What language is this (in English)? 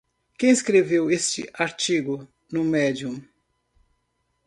Portuguese